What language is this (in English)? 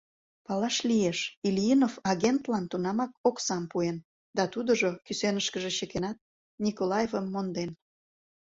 Mari